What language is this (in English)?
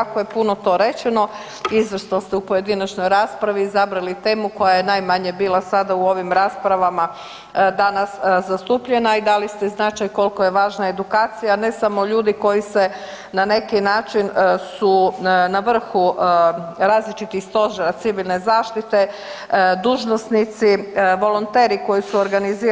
Croatian